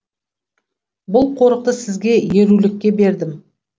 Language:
Kazakh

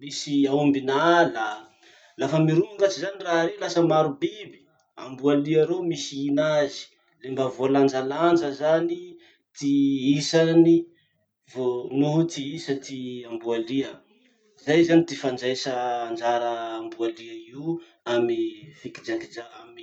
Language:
Masikoro Malagasy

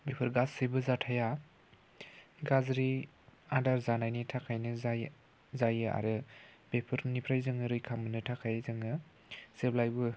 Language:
Bodo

